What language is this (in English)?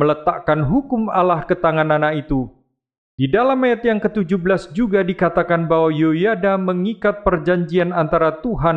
Indonesian